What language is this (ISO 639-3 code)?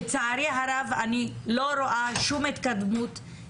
heb